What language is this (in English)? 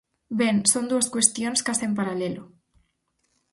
Galician